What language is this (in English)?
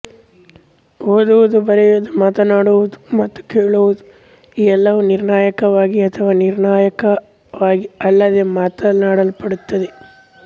Kannada